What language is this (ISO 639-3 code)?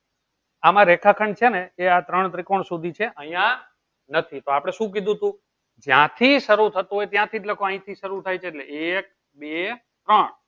guj